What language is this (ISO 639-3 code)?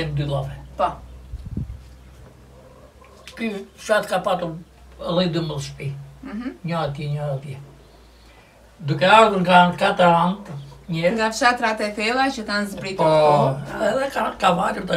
ron